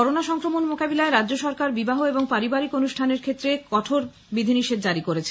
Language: Bangla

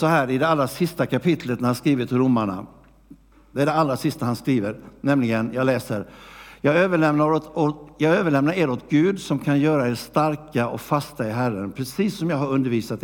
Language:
Swedish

